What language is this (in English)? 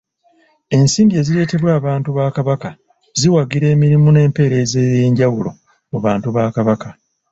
Ganda